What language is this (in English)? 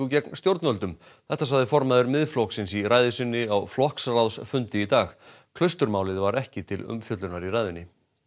Icelandic